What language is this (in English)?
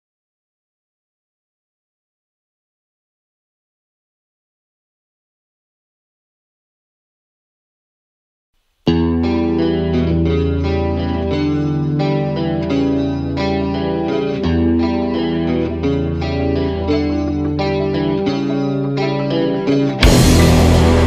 Romanian